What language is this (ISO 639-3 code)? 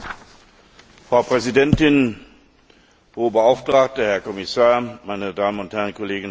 deu